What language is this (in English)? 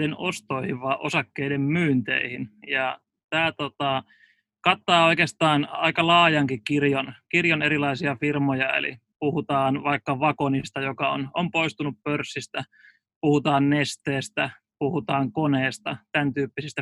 Finnish